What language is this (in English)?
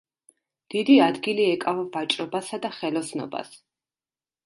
Georgian